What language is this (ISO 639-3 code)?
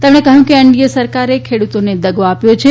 guj